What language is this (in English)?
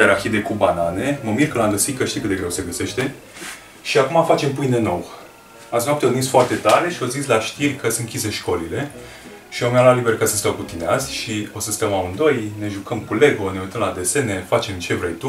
Romanian